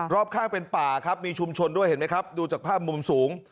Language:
Thai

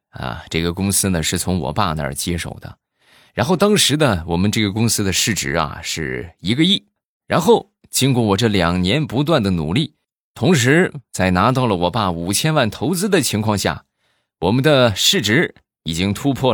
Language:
Chinese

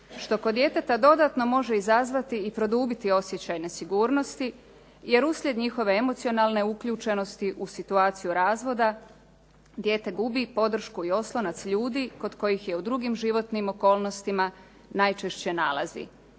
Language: Croatian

